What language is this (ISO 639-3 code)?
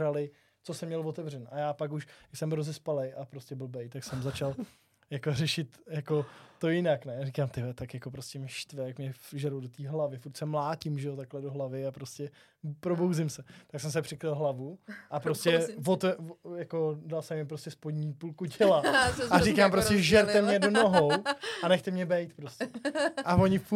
ces